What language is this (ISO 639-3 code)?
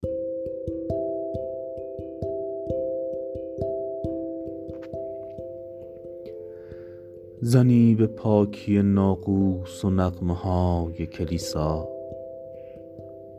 fas